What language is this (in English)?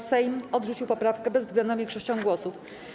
Polish